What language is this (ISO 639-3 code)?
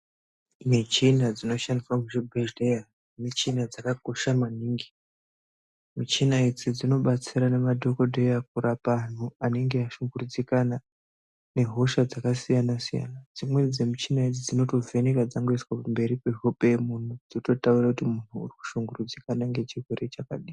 ndc